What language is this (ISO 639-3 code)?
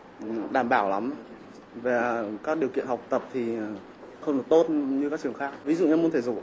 vie